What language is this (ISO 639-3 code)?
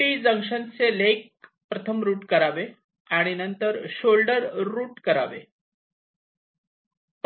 mar